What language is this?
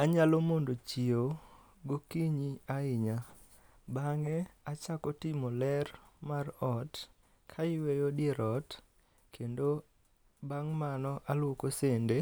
Luo (Kenya and Tanzania)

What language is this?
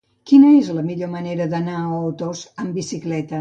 Catalan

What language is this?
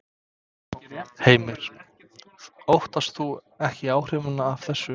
Icelandic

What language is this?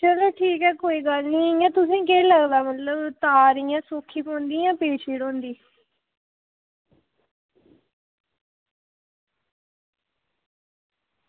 Dogri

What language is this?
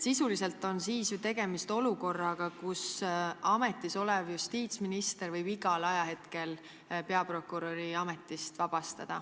Estonian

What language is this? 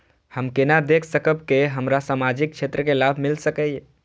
Maithili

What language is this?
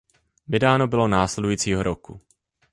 Czech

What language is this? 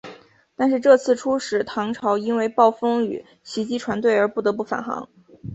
Chinese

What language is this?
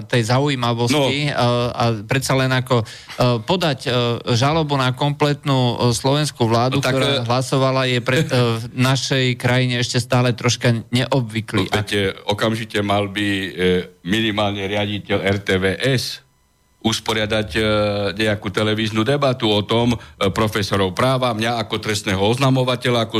Slovak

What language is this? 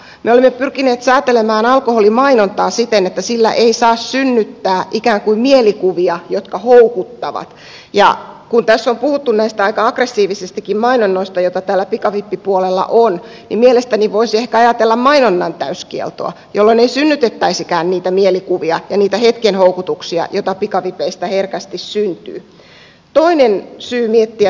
Finnish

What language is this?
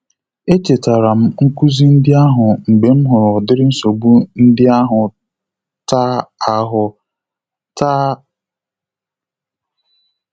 Igbo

